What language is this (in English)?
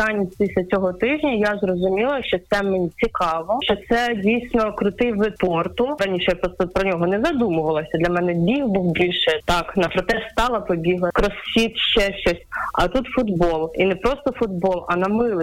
Ukrainian